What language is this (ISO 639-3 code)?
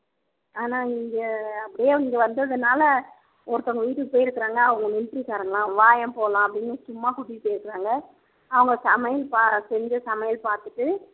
tam